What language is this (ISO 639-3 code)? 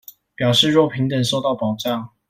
zho